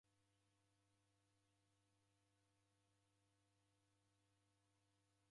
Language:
Taita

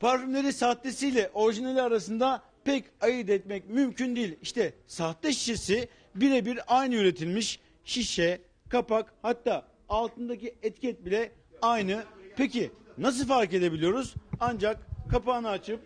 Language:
Turkish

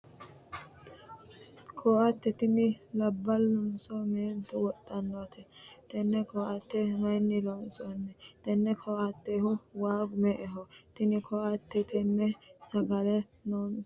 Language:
Sidamo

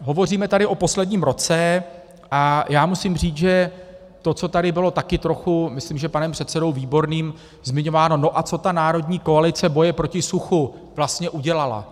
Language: Czech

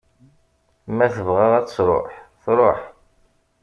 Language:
Kabyle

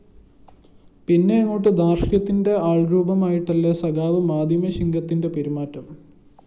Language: Malayalam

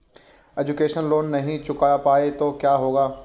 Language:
Hindi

